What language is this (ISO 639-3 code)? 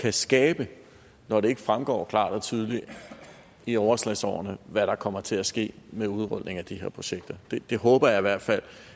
dan